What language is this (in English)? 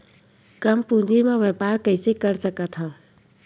Chhattisgarhi